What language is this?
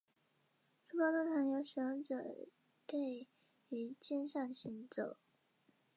Chinese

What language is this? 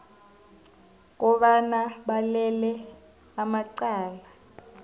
South Ndebele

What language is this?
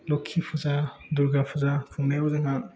Bodo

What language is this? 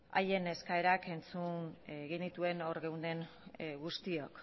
Basque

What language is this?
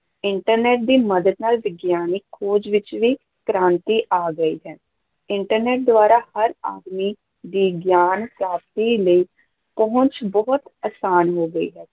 Punjabi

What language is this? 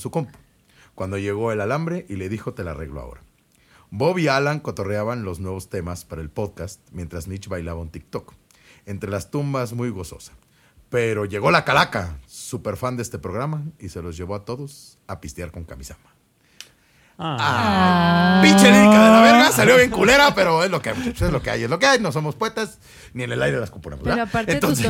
Spanish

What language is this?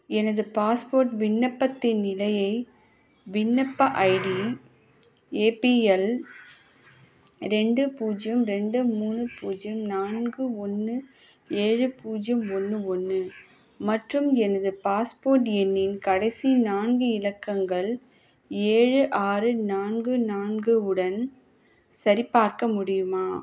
Tamil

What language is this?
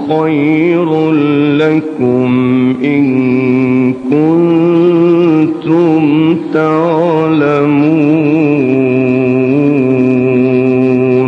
Arabic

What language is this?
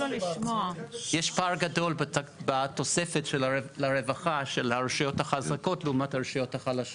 Hebrew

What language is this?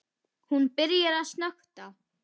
Icelandic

